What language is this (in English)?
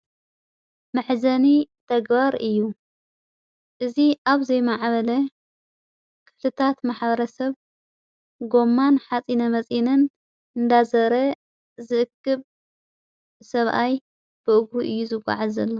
Tigrinya